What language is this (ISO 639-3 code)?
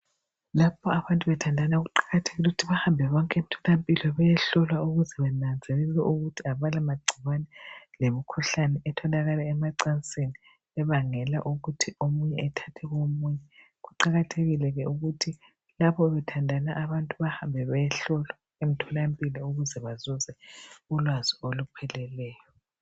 nde